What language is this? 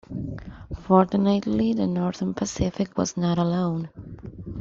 English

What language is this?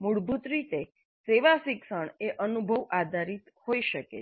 Gujarati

